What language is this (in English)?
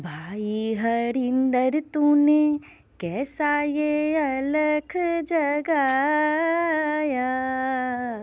Maithili